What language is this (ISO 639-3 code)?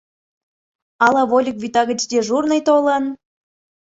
chm